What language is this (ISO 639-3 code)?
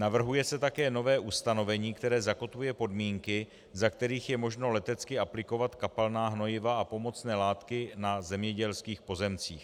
ces